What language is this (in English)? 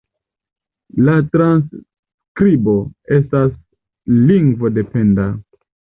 Esperanto